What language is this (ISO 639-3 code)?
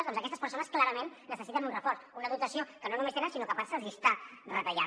cat